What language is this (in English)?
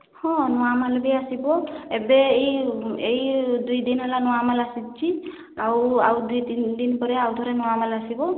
Odia